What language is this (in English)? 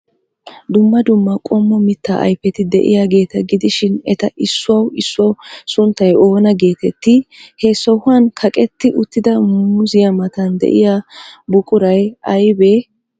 Wolaytta